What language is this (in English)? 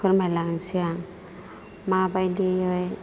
Bodo